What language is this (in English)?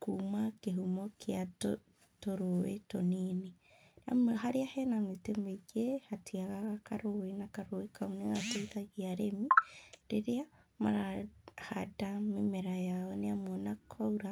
Kikuyu